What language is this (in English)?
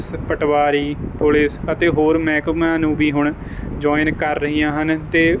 Punjabi